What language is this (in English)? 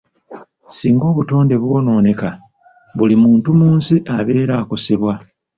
Ganda